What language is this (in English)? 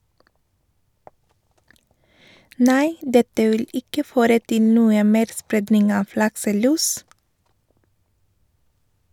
Norwegian